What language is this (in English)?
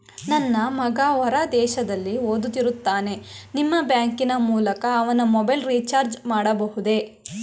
Kannada